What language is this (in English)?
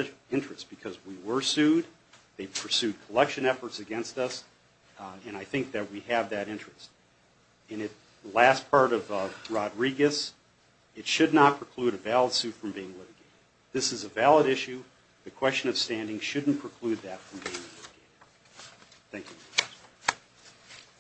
English